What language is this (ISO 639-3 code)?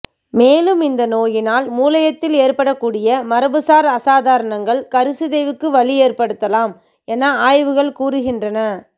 tam